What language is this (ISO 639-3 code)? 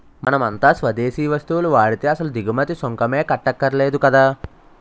tel